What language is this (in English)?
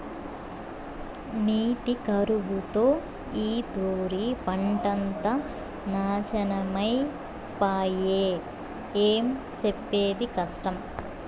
Telugu